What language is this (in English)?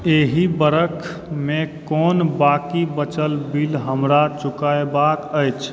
Maithili